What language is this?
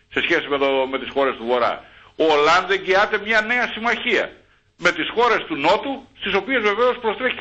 Greek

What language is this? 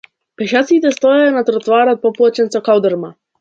Macedonian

